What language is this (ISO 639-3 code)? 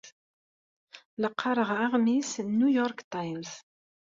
kab